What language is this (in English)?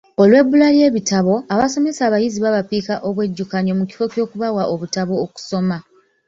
Ganda